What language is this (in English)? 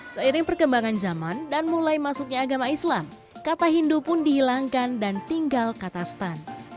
Indonesian